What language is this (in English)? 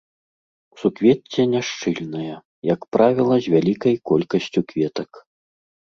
Belarusian